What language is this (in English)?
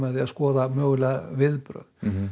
Icelandic